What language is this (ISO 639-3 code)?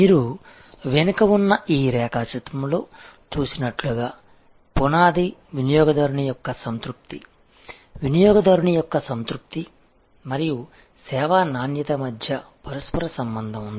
tel